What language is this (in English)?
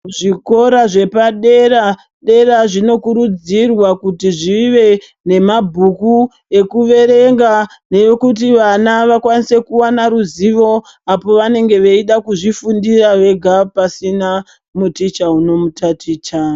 Ndau